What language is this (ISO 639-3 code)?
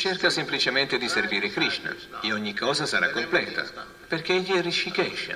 ita